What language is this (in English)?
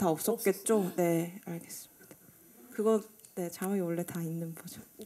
Korean